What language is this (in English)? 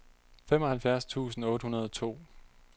Danish